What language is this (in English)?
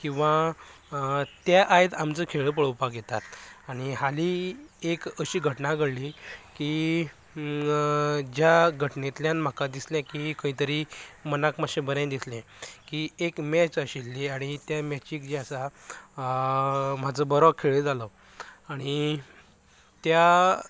Konkani